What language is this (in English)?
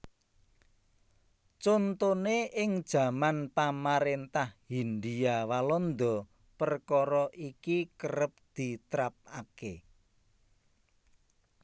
Javanese